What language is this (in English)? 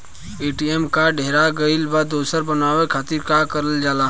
Bhojpuri